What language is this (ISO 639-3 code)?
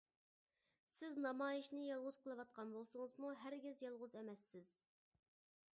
uig